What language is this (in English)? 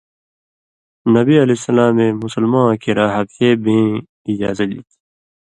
Indus Kohistani